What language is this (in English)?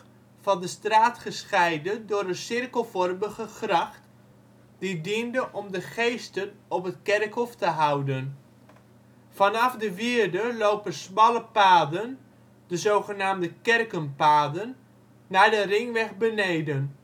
Dutch